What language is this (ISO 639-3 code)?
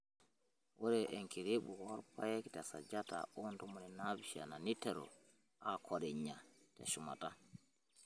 mas